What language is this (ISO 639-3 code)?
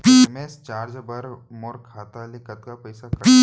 hne